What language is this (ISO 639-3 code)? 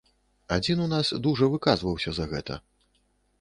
bel